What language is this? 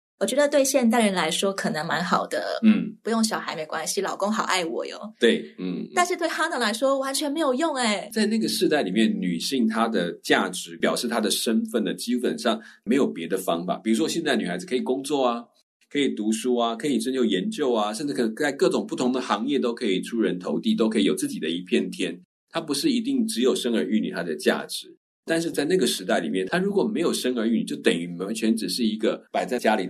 Chinese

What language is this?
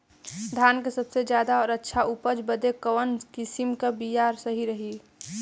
Bhojpuri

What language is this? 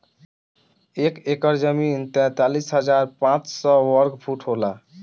Bhojpuri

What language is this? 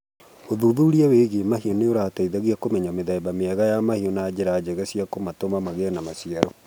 Kikuyu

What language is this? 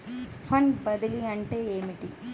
Telugu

